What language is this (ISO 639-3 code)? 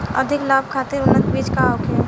bho